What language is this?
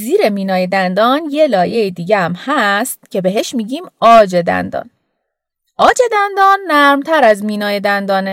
Persian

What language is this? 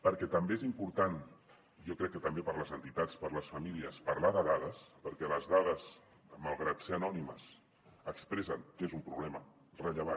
Catalan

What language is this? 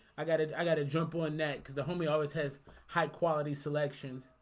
English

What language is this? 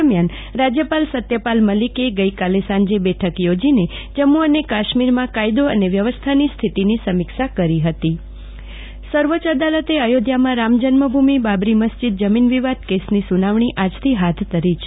Gujarati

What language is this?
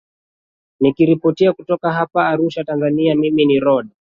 Swahili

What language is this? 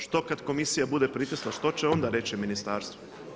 Croatian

